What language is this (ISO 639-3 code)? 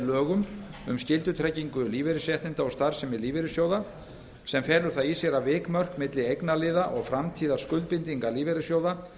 isl